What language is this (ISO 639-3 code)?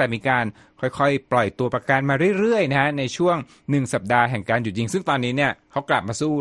tha